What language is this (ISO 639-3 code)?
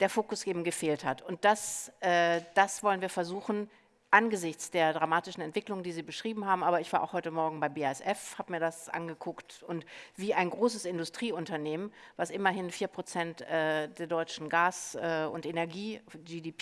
deu